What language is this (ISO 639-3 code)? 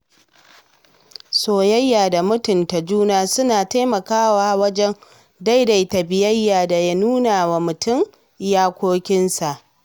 hau